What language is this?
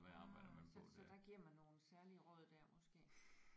Danish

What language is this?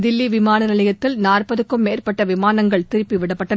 Tamil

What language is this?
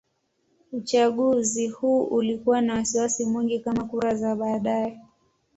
Swahili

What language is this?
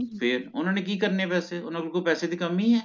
Punjabi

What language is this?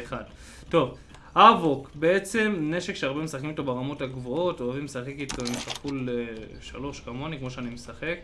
Hebrew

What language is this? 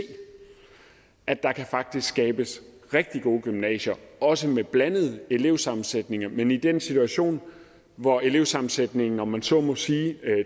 Danish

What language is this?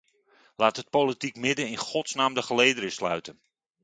Dutch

